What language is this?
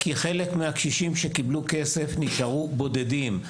Hebrew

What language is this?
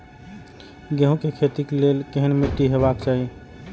Maithili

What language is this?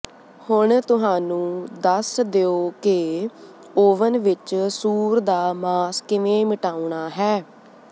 Punjabi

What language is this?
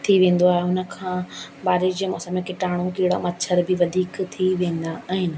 Sindhi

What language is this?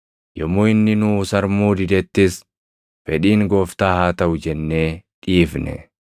Oromo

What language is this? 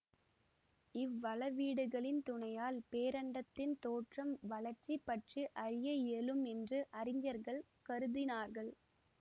Tamil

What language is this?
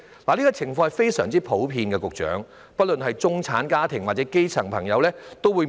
Cantonese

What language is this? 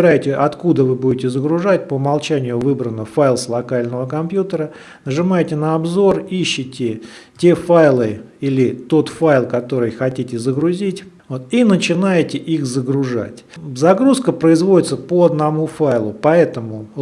Russian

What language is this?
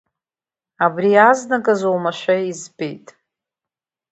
Abkhazian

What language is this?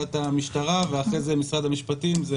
Hebrew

